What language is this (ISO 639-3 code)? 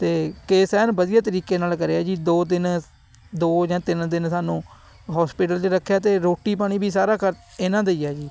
pan